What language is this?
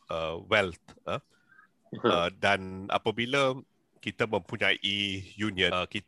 Malay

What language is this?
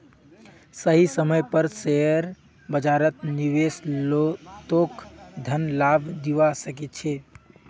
Magahi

